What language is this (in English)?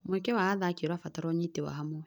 Kikuyu